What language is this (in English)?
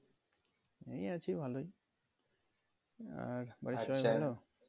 Bangla